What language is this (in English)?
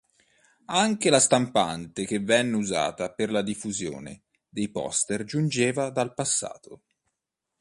Italian